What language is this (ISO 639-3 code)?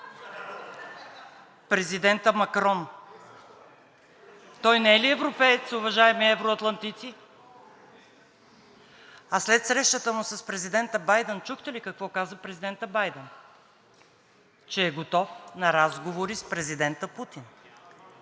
bul